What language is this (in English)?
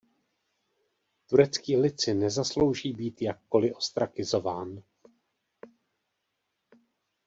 Czech